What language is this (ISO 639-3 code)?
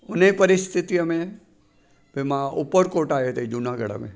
snd